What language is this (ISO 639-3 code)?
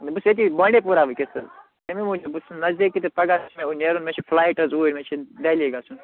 kas